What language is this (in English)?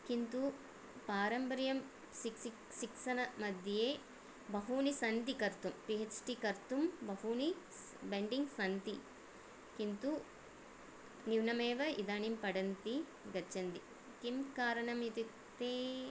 Sanskrit